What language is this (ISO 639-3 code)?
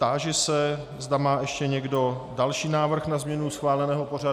ces